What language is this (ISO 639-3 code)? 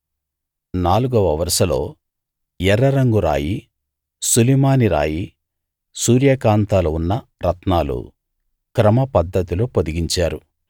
tel